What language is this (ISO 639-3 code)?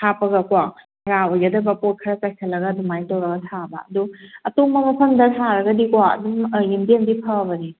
mni